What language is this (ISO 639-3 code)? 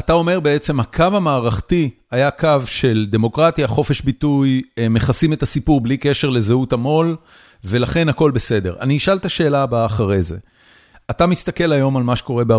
heb